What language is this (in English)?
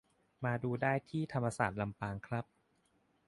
Thai